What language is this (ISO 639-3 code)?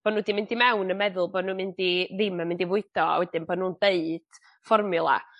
cym